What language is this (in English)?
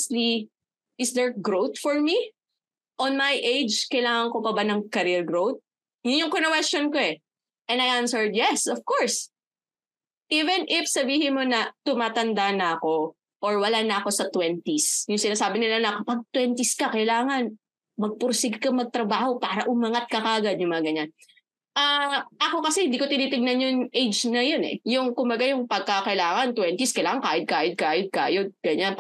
Filipino